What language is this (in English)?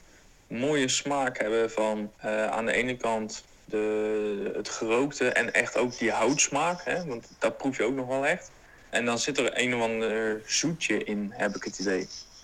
Dutch